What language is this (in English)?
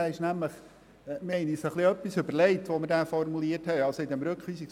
Swiss German